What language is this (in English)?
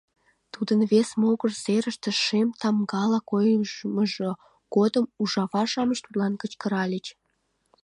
Mari